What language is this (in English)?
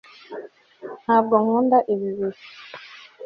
Kinyarwanda